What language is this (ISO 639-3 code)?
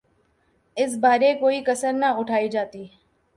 urd